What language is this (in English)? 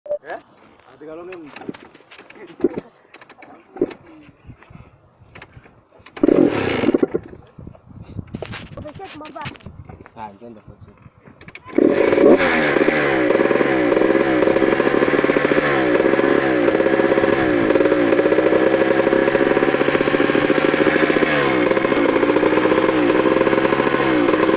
Afrikaans